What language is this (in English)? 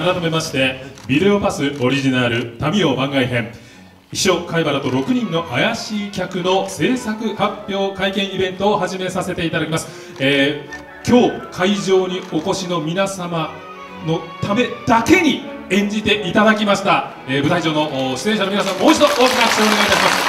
Japanese